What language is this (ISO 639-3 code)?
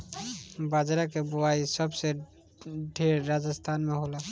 bho